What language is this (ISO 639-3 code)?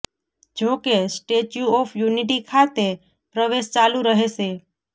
guj